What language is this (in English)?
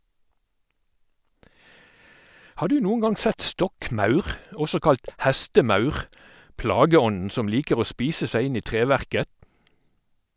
Norwegian